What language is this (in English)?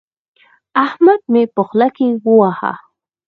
Pashto